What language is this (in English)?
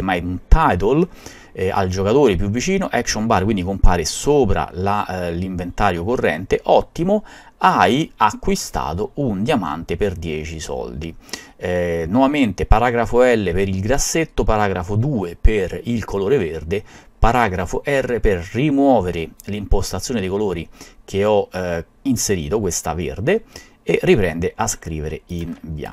Italian